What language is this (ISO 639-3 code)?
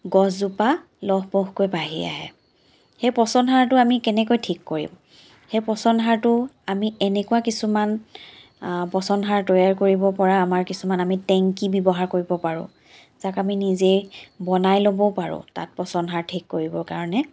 asm